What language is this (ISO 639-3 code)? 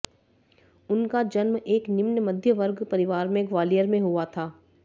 hin